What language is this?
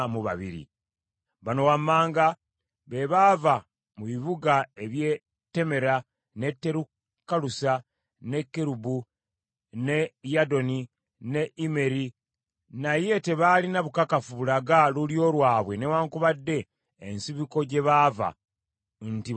Ganda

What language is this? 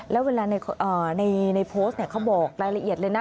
Thai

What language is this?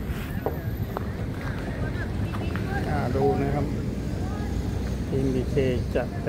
Thai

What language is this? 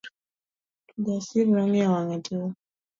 Luo (Kenya and Tanzania)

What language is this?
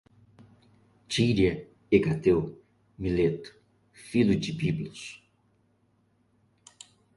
Portuguese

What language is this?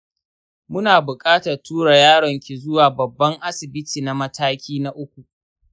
Hausa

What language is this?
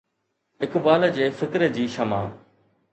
Sindhi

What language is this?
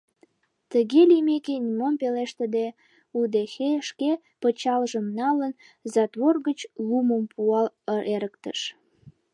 Mari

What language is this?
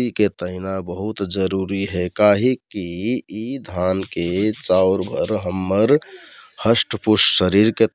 Kathoriya Tharu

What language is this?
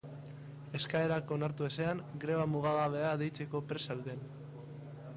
Basque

